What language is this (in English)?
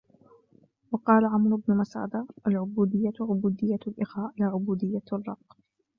Arabic